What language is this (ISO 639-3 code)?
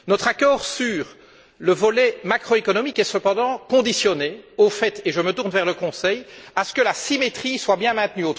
fra